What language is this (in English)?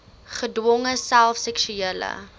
Afrikaans